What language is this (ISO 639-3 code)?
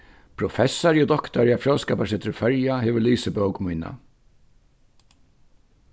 fao